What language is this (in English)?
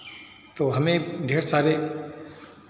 Hindi